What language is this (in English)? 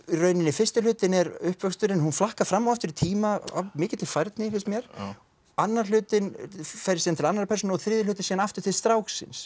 Icelandic